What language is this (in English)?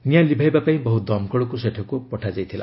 Odia